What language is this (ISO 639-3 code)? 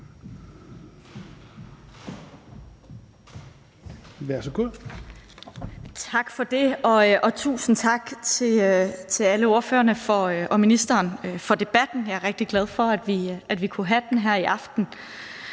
dan